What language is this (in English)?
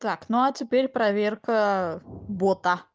Russian